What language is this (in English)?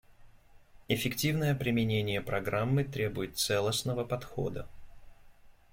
Russian